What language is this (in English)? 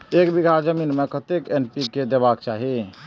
Maithili